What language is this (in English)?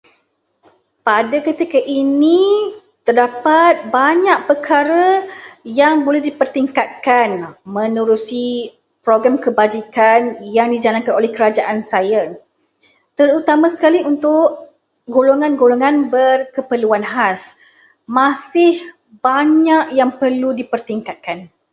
Malay